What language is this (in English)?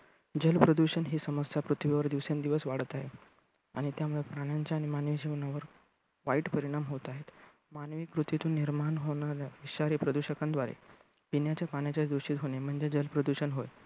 Marathi